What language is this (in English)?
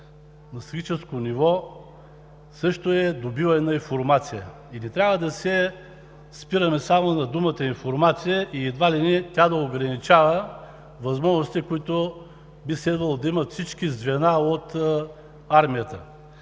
Bulgarian